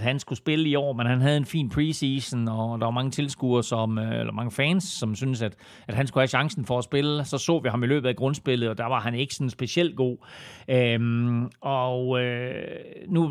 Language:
Danish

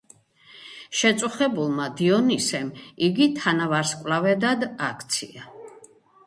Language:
Georgian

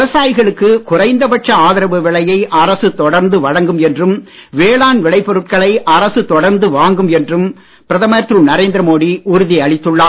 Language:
Tamil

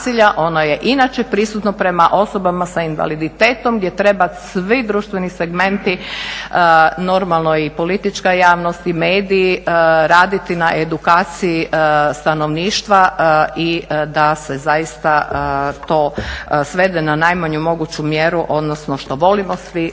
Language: Croatian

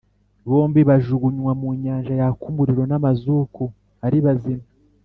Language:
Kinyarwanda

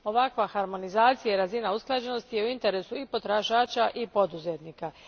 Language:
Croatian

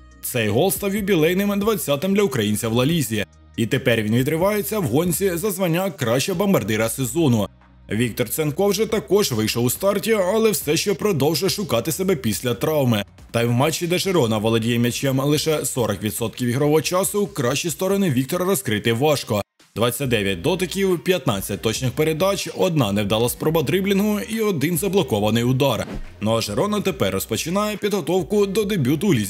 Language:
Ukrainian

